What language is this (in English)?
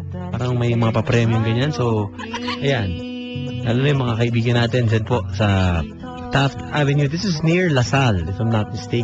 Filipino